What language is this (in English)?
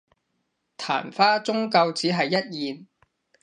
Cantonese